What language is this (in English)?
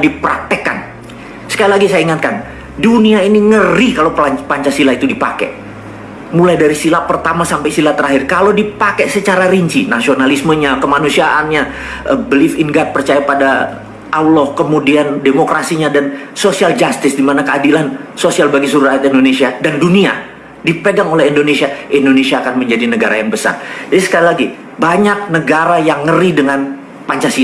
Indonesian